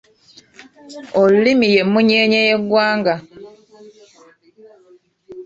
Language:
Ganda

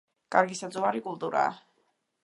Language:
Georgian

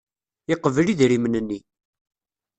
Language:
Kabyle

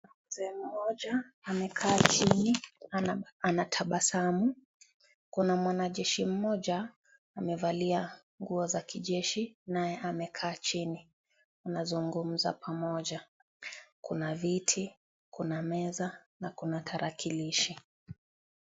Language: Swahili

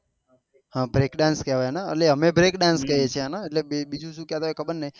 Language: Gujarati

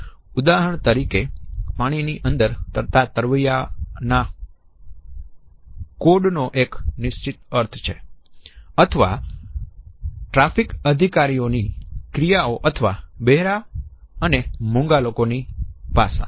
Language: Gujarati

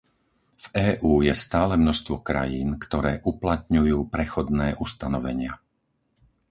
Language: Slovak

